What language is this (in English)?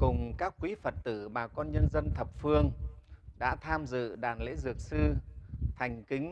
Vietnamese